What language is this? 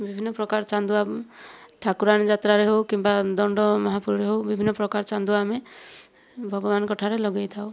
Odia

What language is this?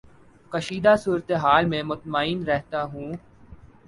Urdu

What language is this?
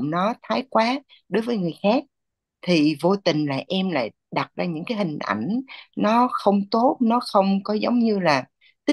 Vietnamese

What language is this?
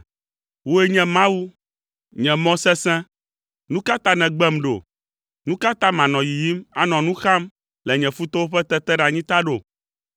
Ewe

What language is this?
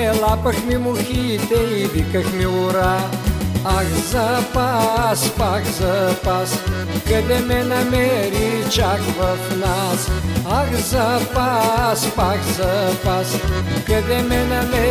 Bulgarian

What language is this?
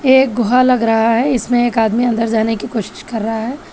Hindi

